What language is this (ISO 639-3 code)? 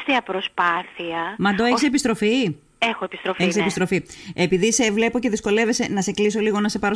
ell